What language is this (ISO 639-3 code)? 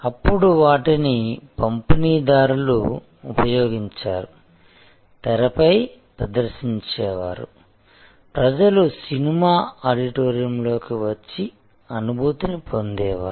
tel